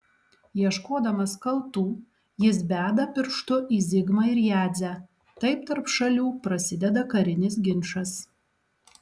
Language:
Lithuanian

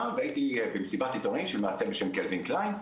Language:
Hebrew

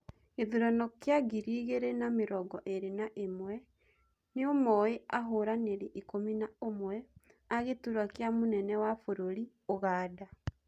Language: Kikuyu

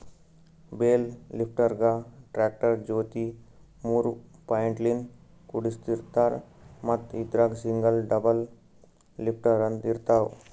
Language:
Kannada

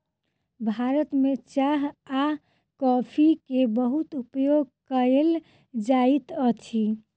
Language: Maithili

